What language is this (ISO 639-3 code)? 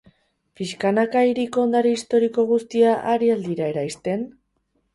eus